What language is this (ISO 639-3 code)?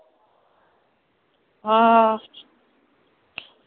doi